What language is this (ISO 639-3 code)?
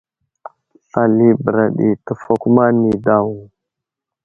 udl